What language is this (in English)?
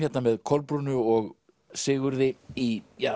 Icelandic